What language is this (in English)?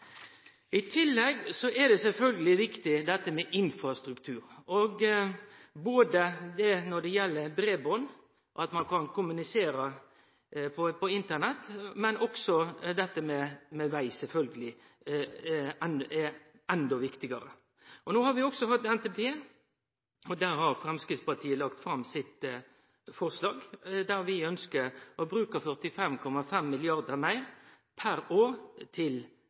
Norwegian Nynorsk